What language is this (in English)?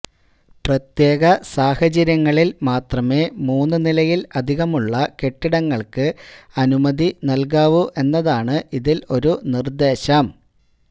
Malayalam